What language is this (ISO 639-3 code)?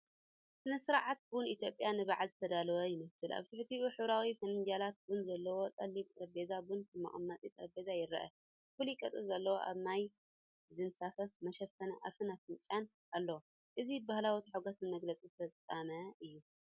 tir